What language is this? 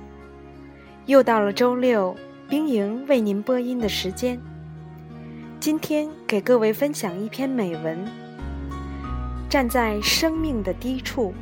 Chinese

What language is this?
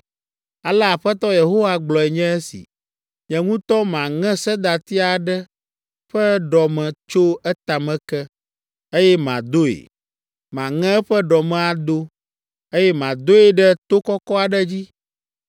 Ewe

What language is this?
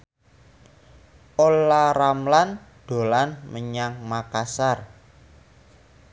Javanese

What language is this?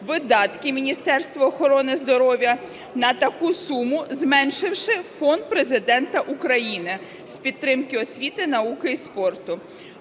Ukrainian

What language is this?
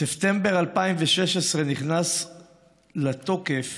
Hebrew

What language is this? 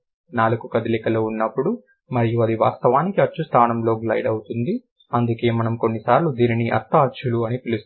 Telugu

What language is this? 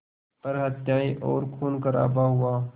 Hindi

